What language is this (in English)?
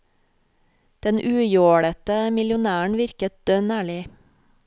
Norwegian